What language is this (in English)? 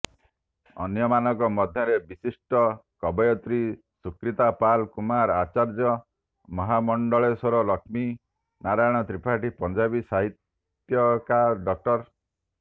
Odia